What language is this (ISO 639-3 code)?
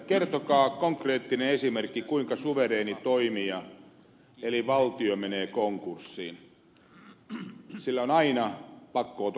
fin